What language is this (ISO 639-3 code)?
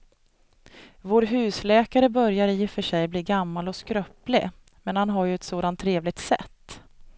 swe